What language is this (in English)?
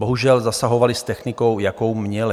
Czech